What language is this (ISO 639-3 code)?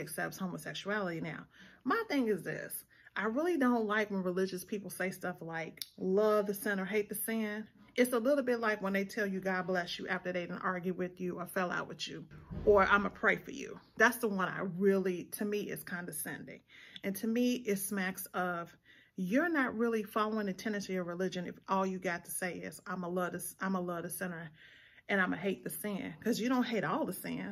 eng